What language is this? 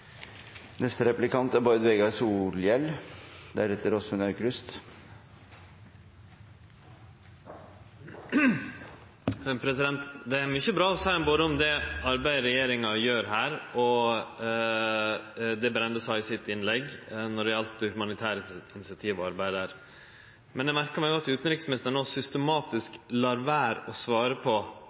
Norwegian Nynorsk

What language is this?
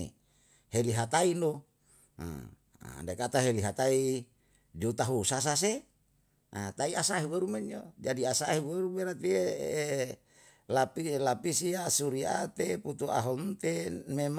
Yalahatan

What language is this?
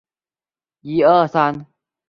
Chinese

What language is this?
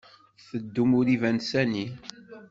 Kabyle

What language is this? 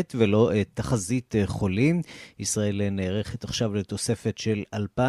Hebrew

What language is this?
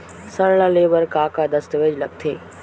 Chhattisgarhi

